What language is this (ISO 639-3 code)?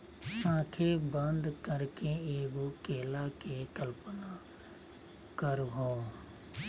mag